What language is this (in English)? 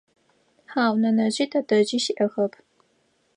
Adyghe